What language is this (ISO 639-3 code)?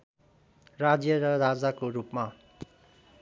nep